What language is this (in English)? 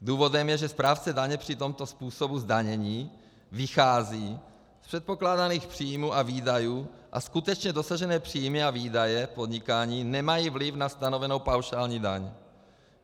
Czech